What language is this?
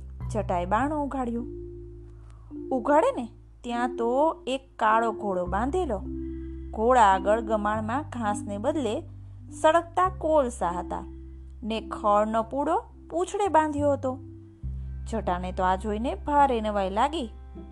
Gujarati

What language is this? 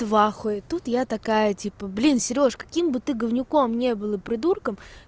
Russian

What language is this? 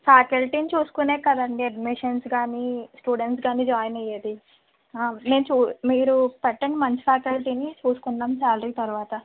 Telugu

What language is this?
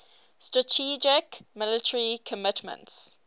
English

